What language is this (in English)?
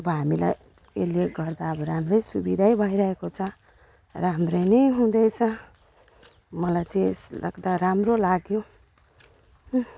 Nepali